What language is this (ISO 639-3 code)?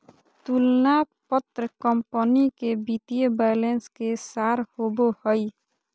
mag